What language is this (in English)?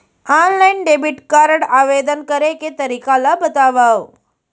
Chhattisgarhi